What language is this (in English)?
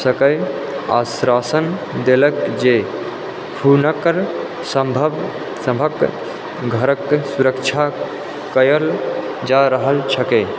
Maithili